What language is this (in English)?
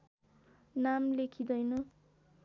Nepali